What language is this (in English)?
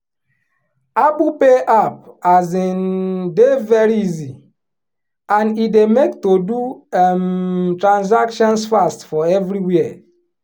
Nigerian Pidgin